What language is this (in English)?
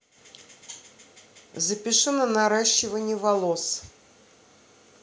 Russian